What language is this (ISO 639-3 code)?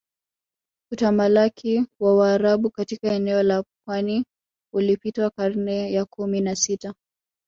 swa